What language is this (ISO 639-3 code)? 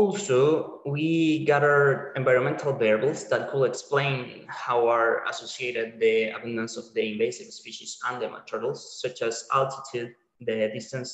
eng